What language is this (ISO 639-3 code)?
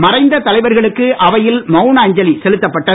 tam